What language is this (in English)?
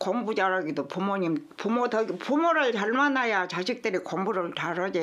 Korean